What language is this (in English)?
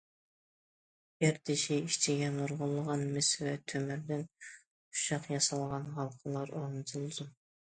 Uyghur